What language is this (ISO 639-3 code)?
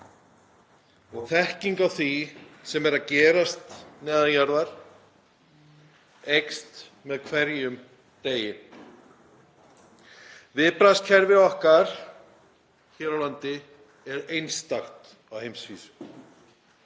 isl